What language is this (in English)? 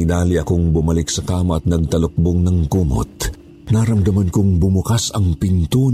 Filipino